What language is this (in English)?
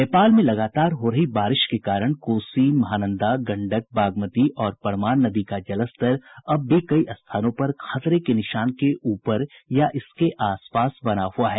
Hindi